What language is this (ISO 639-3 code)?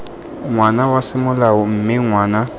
tsn